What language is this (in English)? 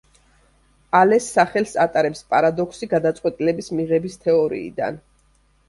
Georgian